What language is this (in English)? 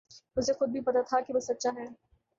Urdu